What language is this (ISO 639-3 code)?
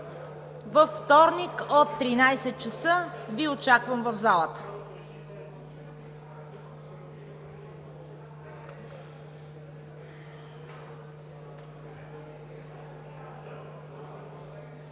bul